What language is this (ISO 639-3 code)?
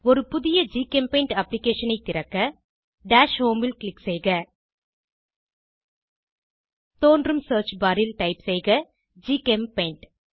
tam